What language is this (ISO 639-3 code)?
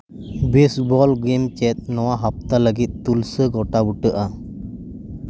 sat